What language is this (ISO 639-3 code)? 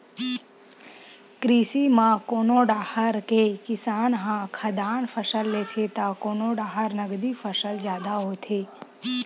hne